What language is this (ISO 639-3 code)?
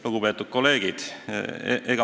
est